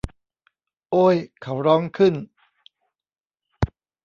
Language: Thai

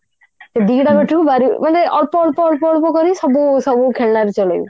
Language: Odia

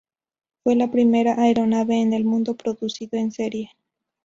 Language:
Spanish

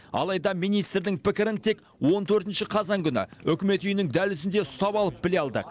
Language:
Kazakh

